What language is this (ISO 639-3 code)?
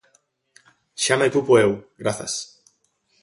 glg